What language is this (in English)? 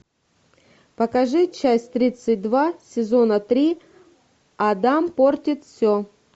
Russian